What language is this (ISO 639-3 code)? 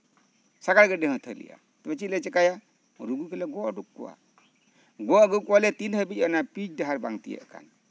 sat